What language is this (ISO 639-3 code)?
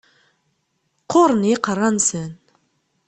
kab